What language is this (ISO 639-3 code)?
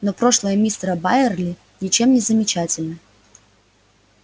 rus